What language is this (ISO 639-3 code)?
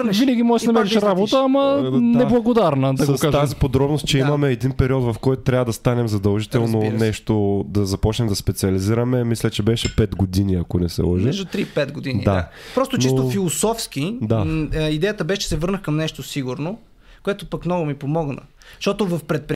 bul